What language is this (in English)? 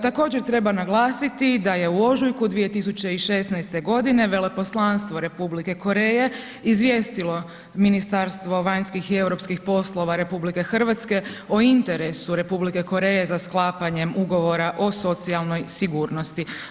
Croatian